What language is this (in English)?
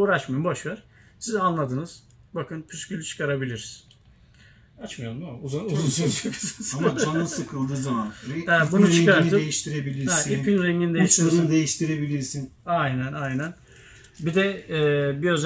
Turkish